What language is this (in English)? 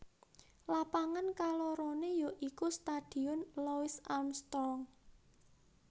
Javanese